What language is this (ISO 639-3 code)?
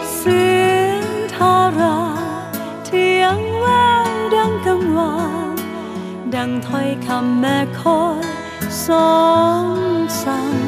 tha